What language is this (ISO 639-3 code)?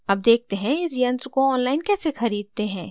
hin